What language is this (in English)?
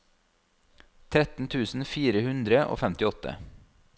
Norwegian